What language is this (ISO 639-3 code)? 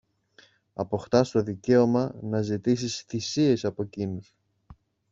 ell